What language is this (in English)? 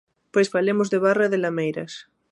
Galician